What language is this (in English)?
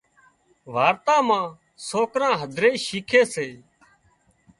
Wadiyara Koli